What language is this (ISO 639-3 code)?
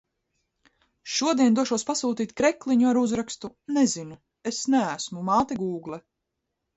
lav